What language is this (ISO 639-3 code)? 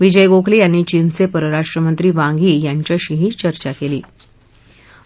mar